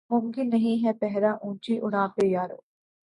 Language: Urdu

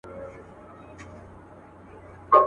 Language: Pashto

